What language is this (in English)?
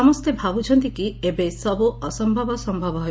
Odia